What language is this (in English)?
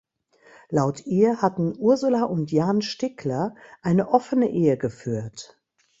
German